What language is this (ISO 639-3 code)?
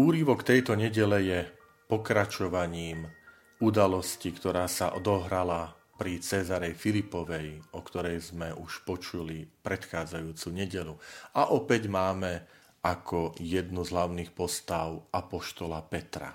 slk